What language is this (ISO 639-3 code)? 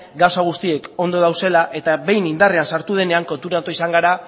eus